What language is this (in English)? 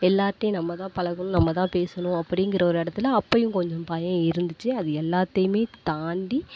Tamil